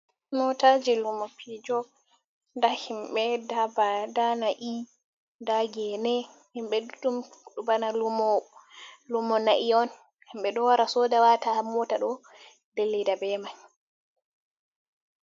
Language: Fula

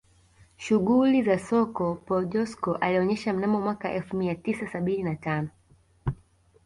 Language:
Swahili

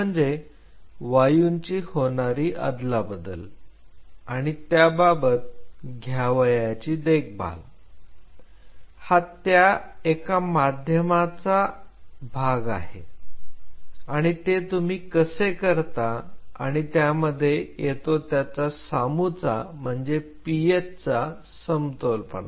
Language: Marathi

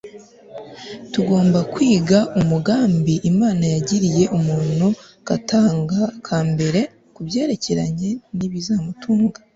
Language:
Kinyarwanda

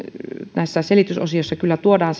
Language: Finnish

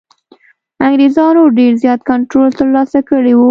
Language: Pashto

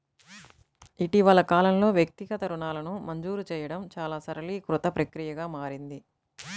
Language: Telugu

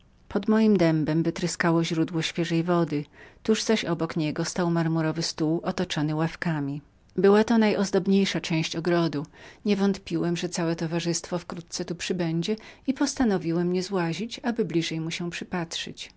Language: Polish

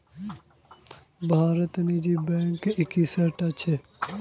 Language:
Magahi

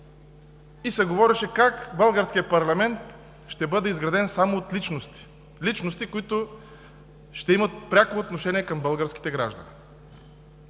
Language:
Bulgarian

